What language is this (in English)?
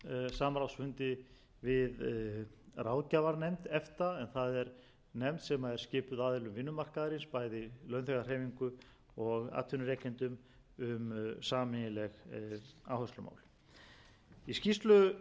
Icelandic